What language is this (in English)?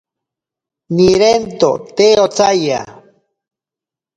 Ashéninka Perené